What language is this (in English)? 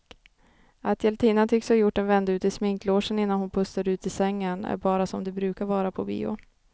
Swedish